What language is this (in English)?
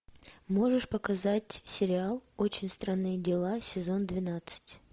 Russian